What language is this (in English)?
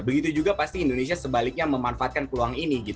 Indonesian